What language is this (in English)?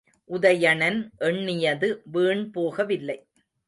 Tamil